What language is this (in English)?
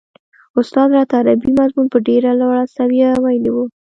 Pashto